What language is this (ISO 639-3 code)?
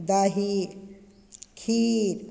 mai